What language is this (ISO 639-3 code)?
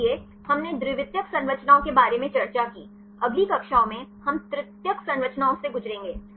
hin